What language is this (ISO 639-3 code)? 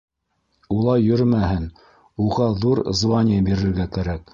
bak